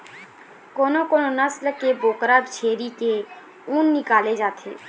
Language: Chhattisgarhi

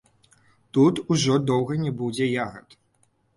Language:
Belarusian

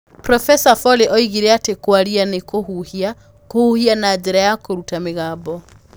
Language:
Kikuyu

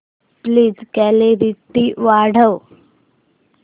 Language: Marathi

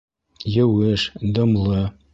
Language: Bashkir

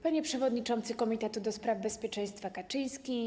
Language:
Polish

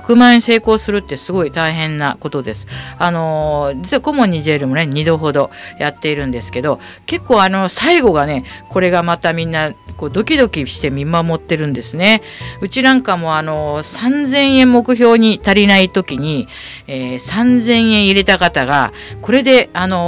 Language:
Japanese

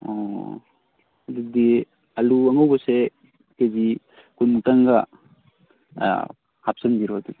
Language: Manipuri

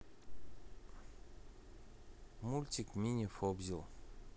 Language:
Russian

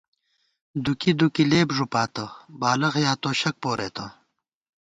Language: Gawar-Bati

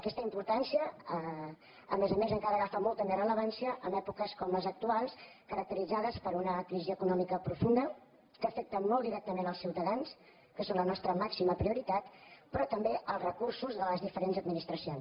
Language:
Catalan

